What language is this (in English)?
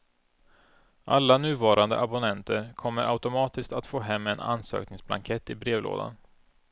Swedish